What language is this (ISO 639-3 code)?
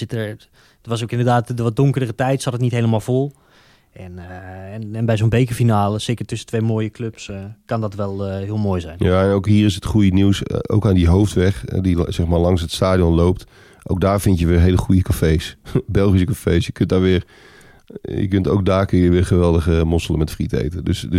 nld